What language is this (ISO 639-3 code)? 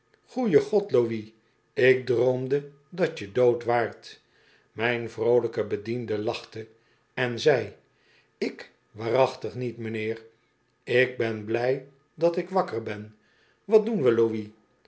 nld